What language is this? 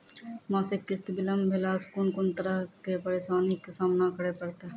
Maithili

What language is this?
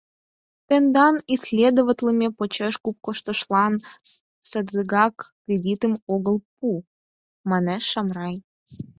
Mari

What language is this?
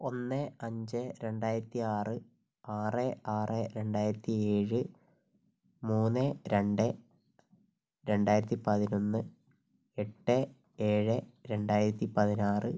Malayalam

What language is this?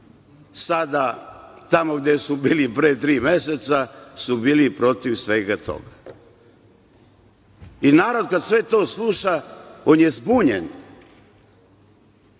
Serbian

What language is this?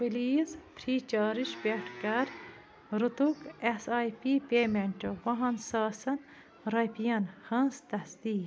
Kashmiri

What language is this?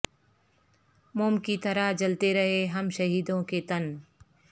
Urdu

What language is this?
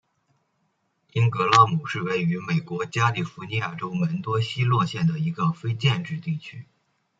Chinese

